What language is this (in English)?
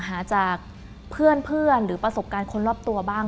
Thai